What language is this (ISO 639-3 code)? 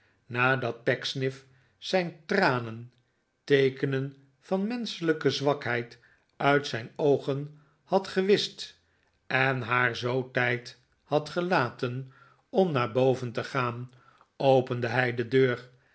nld